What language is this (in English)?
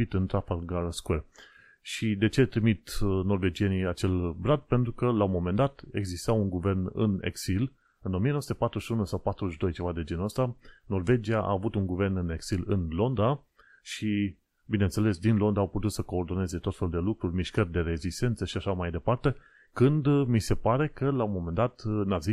Romanian